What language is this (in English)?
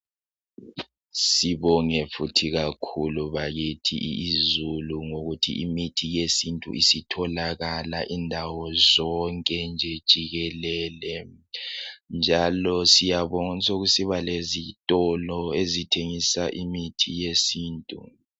North Ndebele